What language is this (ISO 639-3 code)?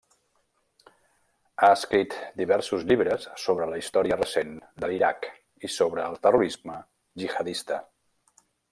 cat